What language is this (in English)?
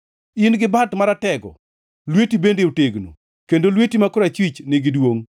Luo (Kenya and Tanzania)